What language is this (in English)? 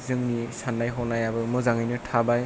Bodo